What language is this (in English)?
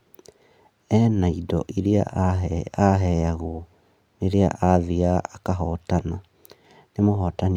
Kikuyu